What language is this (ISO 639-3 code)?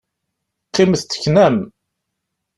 kab